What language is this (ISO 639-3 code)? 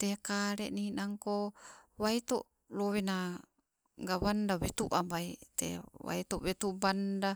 nco